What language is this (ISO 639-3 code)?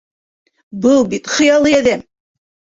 bak